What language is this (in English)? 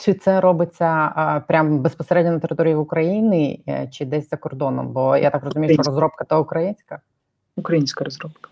Ukrainian